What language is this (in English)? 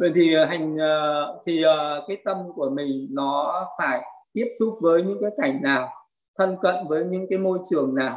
Vietnamese